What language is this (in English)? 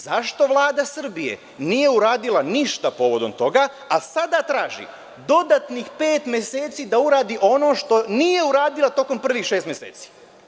Serbian